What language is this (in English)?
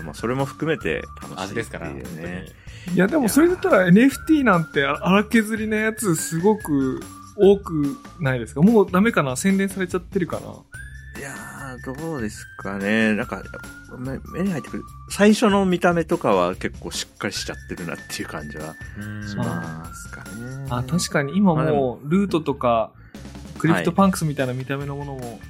Japanese